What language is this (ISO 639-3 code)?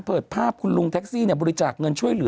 tha